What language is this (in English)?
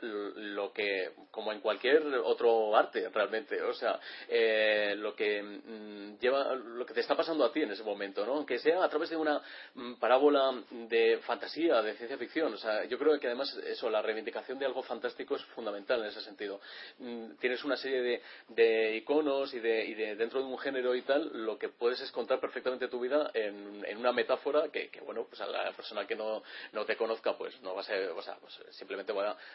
Spanish